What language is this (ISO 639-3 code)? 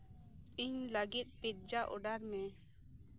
sat